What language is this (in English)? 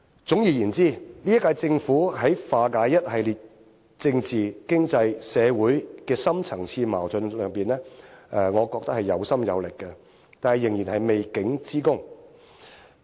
Cantonese